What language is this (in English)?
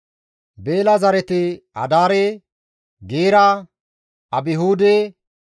Gamo